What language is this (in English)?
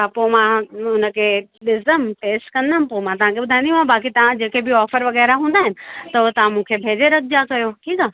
Sindhi